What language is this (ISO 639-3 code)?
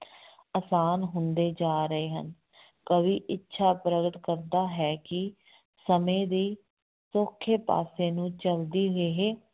pan